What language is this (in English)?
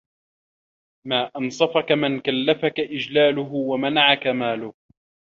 Arabic